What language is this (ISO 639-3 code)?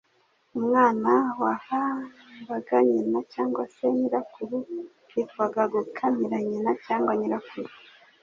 kin